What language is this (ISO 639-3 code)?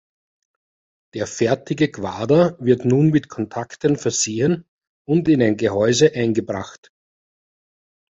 deu